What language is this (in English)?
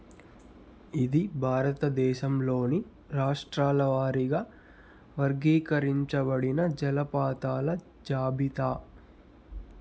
Telugu